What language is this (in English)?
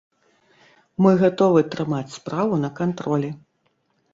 Belarusian